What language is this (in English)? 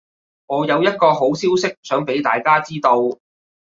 Cantonese